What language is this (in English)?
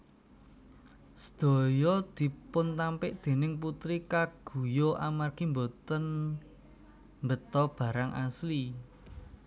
Javanese